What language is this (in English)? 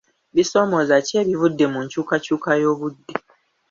Ganda